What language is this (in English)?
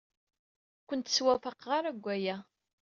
Kabyle